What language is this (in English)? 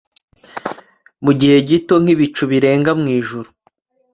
Kinyarwanda